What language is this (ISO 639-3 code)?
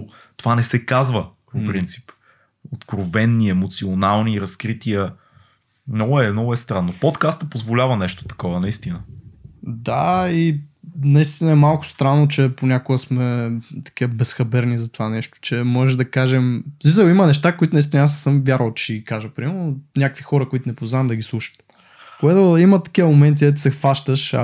bul